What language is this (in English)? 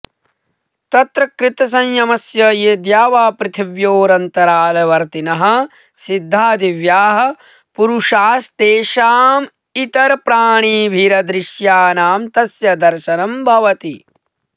Sanskrit